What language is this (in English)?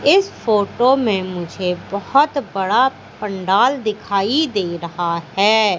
Hindi